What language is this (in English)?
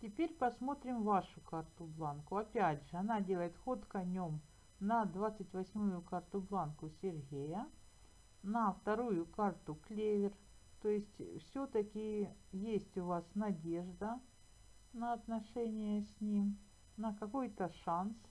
Russian